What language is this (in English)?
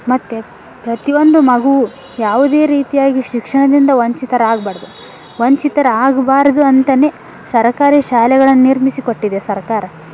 Kannada